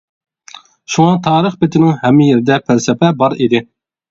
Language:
Uyghur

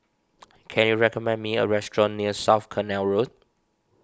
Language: English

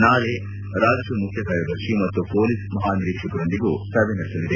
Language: Kannada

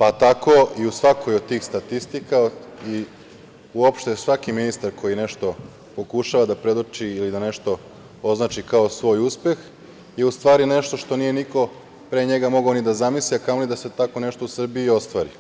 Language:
Serbian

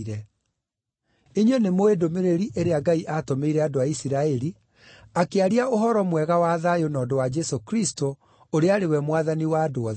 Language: Kikuyu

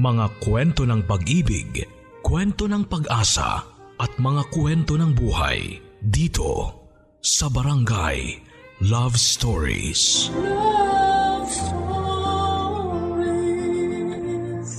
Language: Filipino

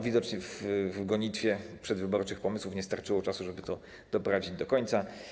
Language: Polish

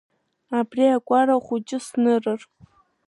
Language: Abkhazian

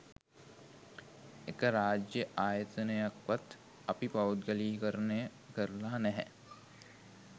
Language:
Sinhala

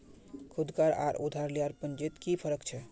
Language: Magahi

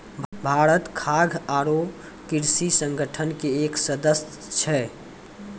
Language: Maithili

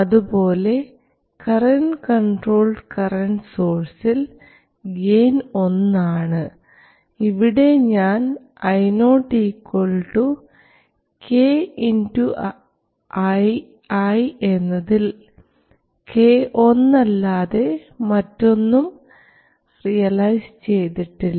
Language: Malayalam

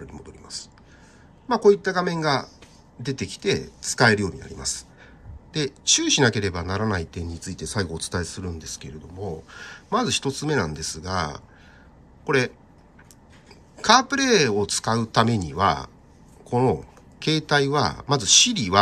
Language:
Japanese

